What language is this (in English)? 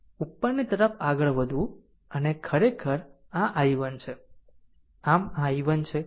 Gujarati